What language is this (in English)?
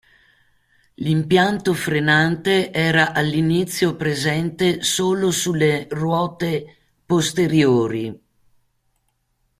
Italian